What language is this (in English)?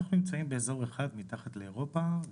Hebrew